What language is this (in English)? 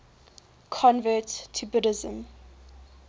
English